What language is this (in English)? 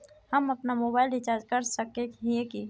Magahi